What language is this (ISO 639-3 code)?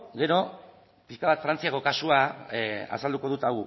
eus